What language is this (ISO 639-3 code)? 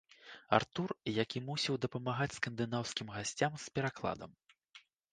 bel